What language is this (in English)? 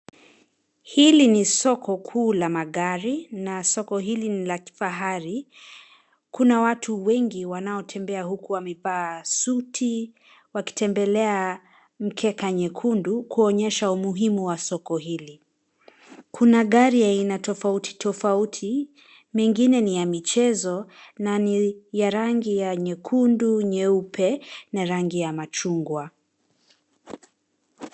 Swahili